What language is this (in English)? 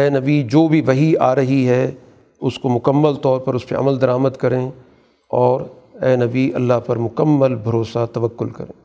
Urdu